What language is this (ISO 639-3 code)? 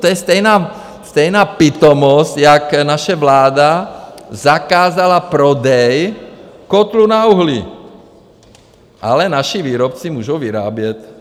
ces